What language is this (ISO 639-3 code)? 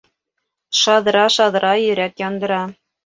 bak